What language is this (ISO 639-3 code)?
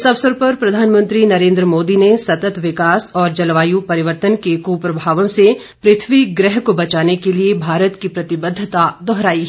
hin